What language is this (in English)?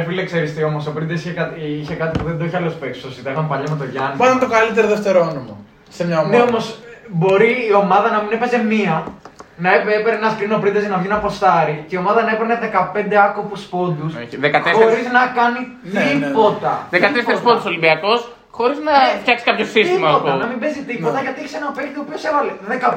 Greek